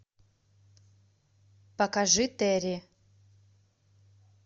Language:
Russian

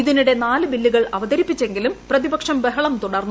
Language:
Malayalam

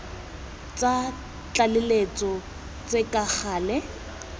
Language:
Tswana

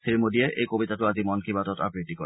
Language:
Assamese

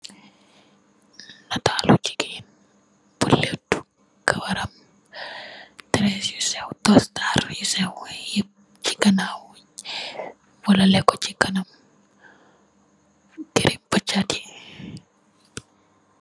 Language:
Wolof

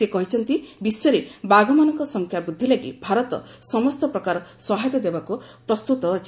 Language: Odia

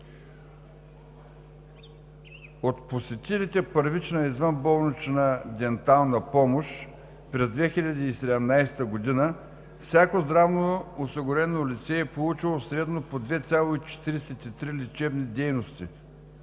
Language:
Bulgarian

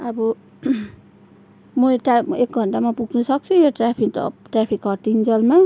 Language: Nepali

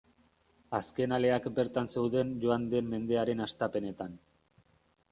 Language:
Basque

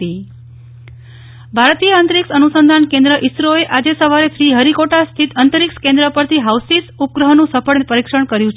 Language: Gujarati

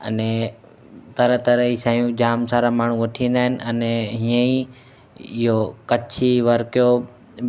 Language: Sindhi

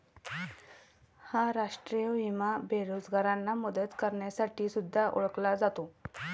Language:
Marathi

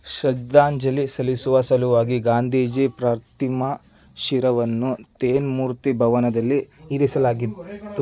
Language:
Kannada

